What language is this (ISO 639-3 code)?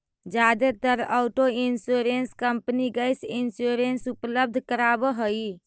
mag